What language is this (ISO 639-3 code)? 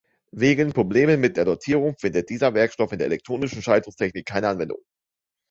deu